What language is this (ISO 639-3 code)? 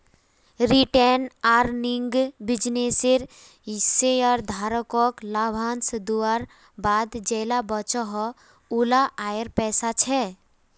mag